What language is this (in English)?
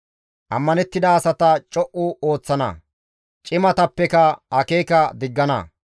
Gamo